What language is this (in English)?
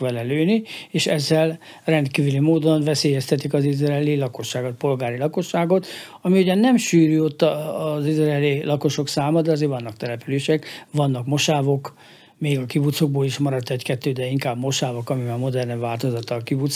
Hungarian